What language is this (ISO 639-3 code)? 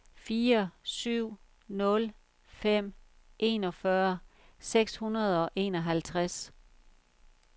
dan